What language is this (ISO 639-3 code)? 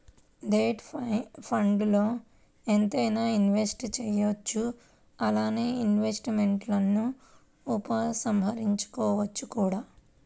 tel